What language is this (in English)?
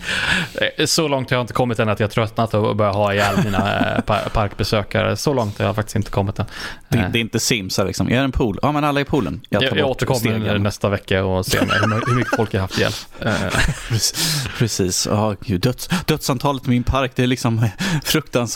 Swedish